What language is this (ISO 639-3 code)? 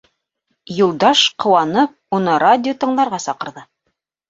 bak